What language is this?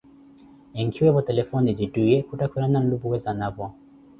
Koti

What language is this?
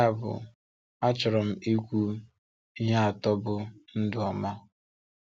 Igbo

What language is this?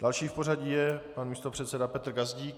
Czech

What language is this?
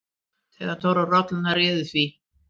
Icelandic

